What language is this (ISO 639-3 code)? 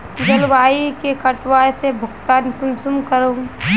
mag